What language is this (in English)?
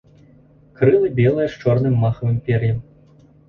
Belarusian